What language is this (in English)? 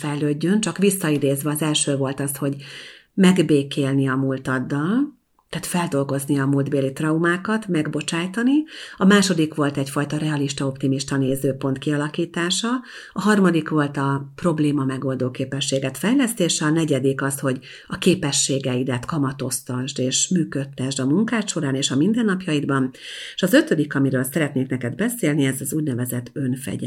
Hungarian